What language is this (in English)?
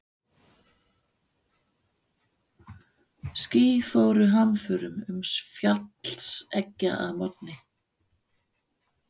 Icelandic